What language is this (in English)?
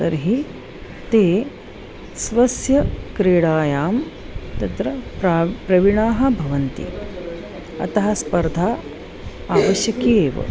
Sanskrit